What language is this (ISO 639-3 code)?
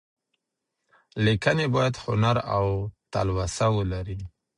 pus